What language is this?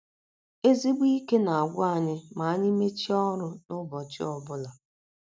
Igbo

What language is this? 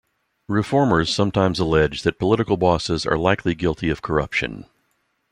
English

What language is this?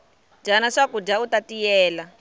Tsonga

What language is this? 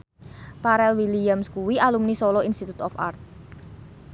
Javanese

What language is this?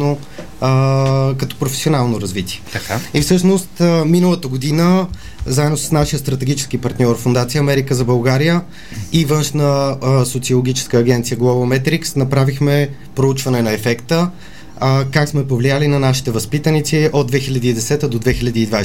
Bulgarian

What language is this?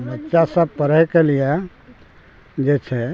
Maithili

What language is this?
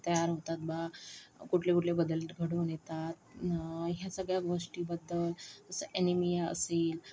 Marathi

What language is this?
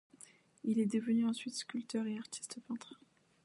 French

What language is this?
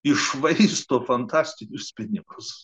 Lithuanian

